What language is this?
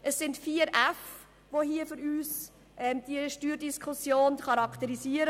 Swiss German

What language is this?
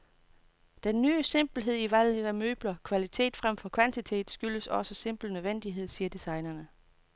Danish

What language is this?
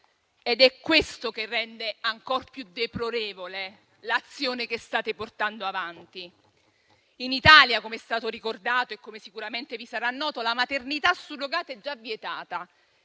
Italian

